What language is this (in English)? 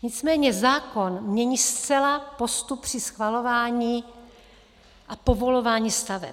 Czech